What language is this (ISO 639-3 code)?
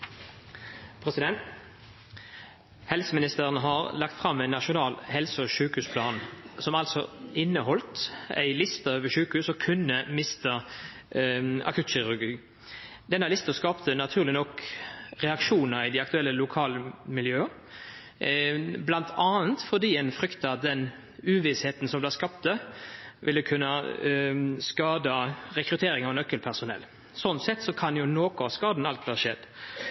nno